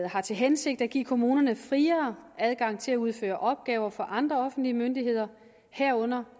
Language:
Danish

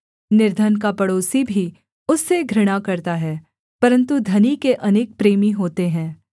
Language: Hindi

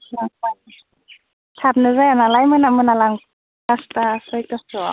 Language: Bodo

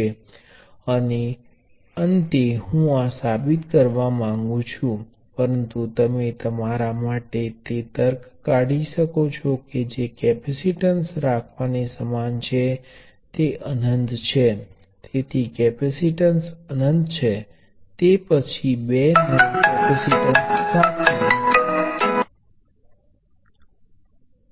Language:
Gujarati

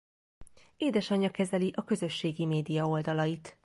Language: Hungarian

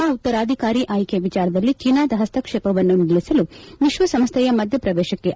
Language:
Kannada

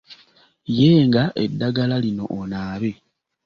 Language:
Ganda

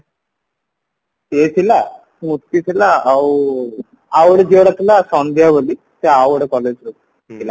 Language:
Odia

